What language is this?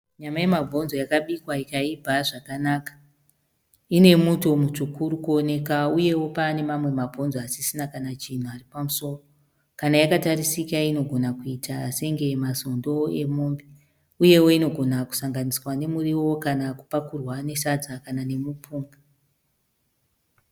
Shona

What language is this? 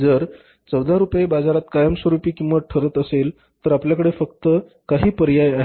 Marathi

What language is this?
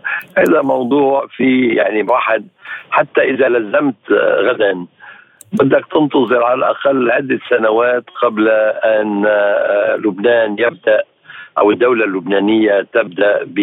Arabic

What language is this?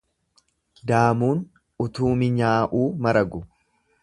Oromo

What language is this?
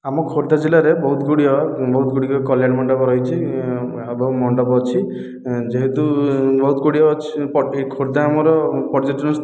Odia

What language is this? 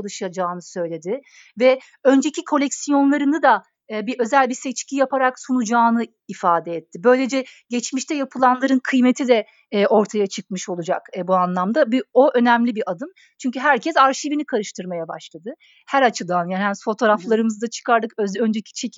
Turkish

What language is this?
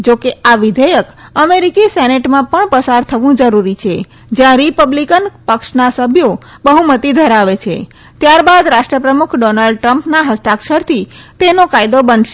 Gujarati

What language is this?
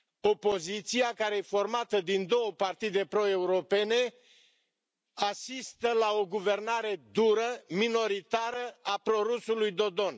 Romanian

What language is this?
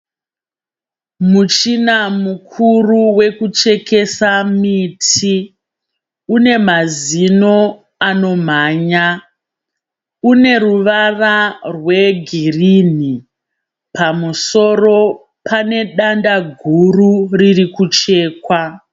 Shona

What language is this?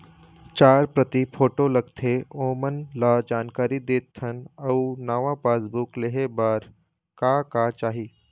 Chhattisgarhi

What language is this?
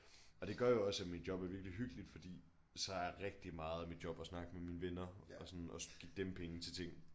Danish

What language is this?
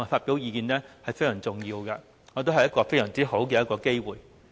Cantonese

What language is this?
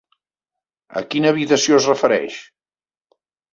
Catalan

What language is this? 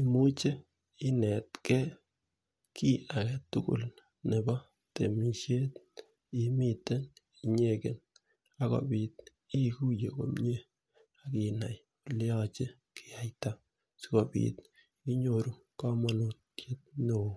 Kalenjin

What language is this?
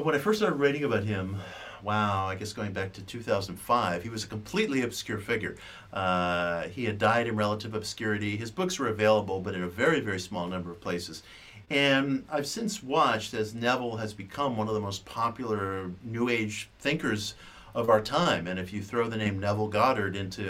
English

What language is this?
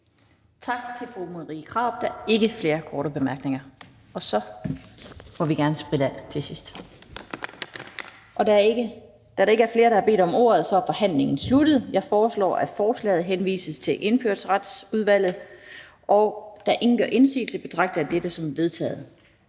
Danish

